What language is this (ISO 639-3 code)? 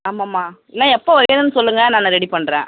tam